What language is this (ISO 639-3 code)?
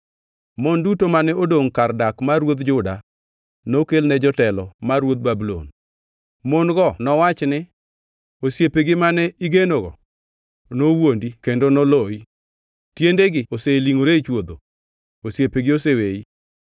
luo